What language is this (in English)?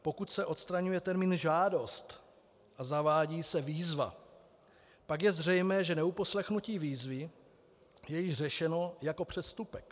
Czech